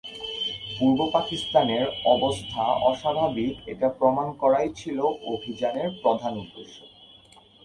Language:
Bangla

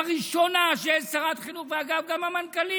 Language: Hebrew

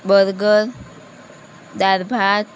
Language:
Gujarati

